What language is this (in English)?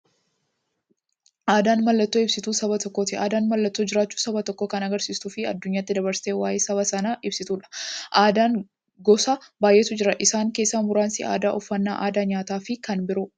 Oromo